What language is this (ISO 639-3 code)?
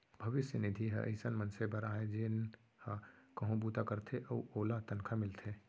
hne